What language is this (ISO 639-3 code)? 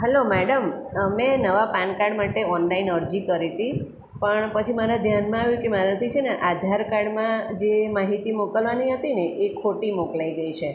guj